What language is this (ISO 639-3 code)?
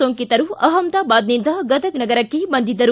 kan